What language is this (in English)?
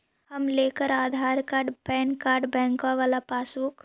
Magahi